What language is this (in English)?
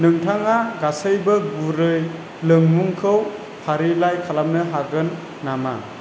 Bodo